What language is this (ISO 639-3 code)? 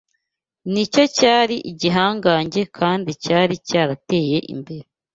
kin